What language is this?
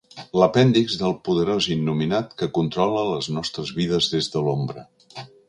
Catalan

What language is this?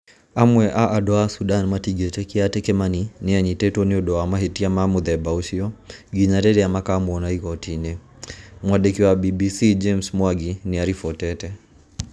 Kikuyu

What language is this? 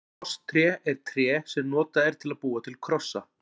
Icelandic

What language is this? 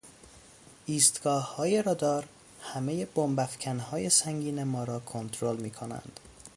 Persian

